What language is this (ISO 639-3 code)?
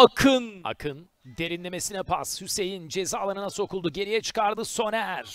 tur